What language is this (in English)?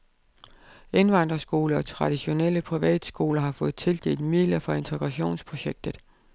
Danish